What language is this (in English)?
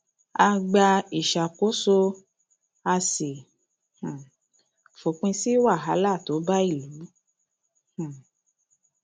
Yoruba